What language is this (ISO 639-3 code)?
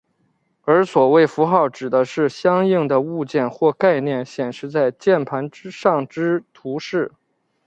zho